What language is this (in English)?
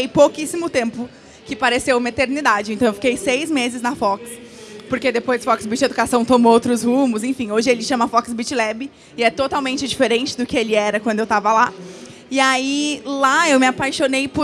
Portuguese